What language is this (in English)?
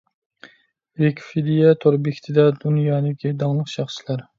Uyghur